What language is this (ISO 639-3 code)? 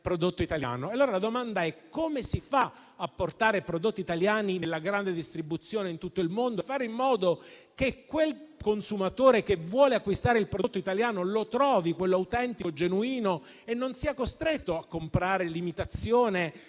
ita